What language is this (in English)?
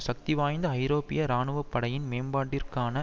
Tamil